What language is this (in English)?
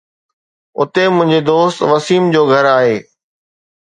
Sindhi